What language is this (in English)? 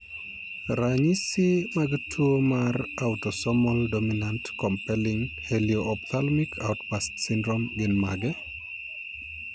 Luo (Kenya and Tanzania)